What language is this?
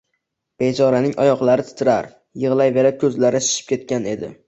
Uzbek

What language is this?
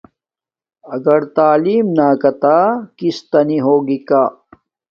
Domaaki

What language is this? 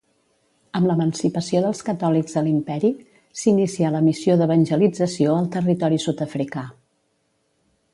Catalan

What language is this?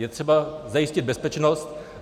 Czech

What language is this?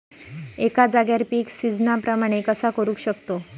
Marathi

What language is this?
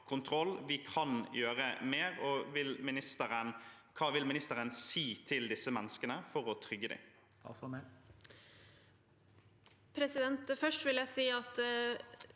Norwegian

